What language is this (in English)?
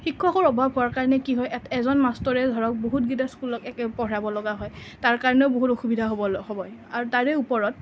Assamese